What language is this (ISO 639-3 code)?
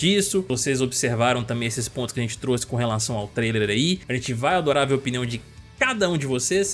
por